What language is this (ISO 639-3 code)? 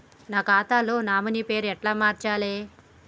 tel